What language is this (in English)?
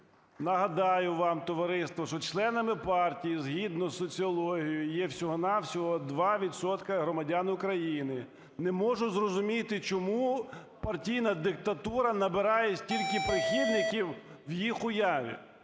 Ukrainian